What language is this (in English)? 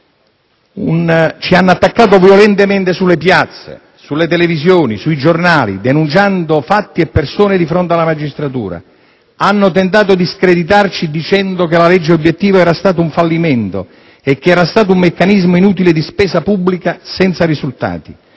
Italian